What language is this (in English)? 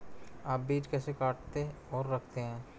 Hindi